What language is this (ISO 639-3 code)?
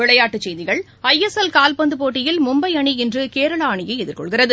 tam